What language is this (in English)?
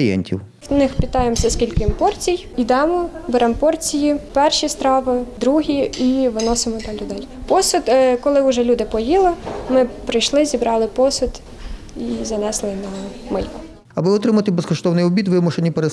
Ukrainian